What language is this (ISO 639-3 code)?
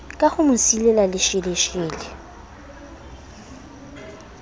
sot